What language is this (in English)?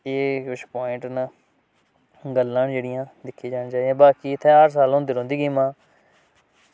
Dogri